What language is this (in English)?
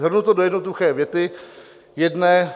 Czech